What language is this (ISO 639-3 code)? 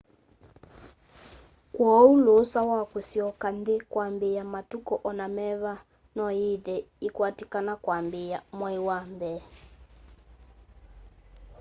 kam